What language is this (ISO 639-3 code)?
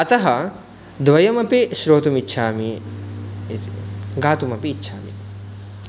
san